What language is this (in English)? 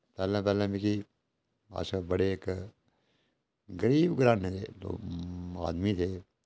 Dogri